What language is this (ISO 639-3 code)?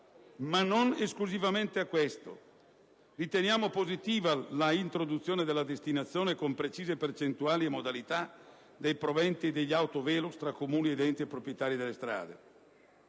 ita